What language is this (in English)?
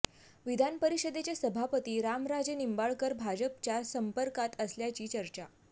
Marathi